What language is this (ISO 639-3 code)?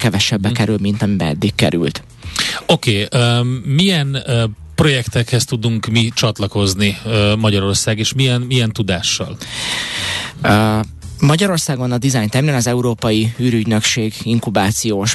hun